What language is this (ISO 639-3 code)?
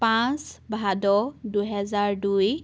asm